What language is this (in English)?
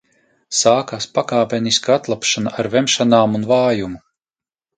Latvian